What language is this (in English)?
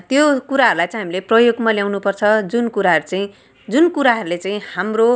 Nepali